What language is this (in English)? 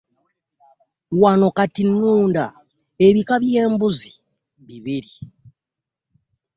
Ganda